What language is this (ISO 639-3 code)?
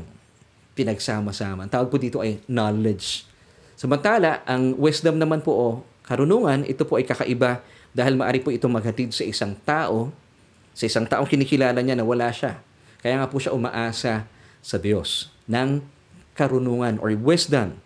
fil